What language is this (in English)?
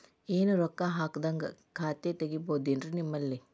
Kannada